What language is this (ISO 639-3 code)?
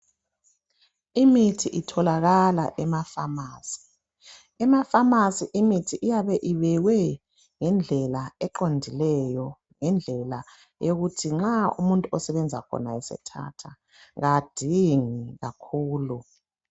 nde